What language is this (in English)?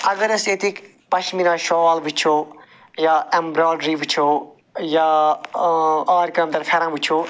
Kashmiri